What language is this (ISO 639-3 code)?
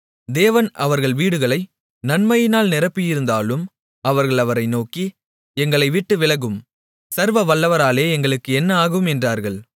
tam